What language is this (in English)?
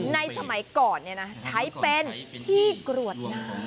Thai